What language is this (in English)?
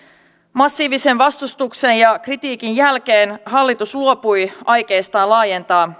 Finnish